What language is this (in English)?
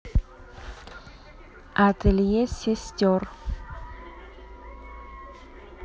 Russian